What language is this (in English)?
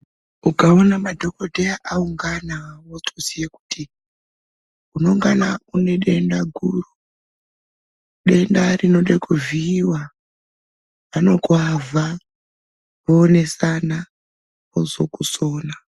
Ndau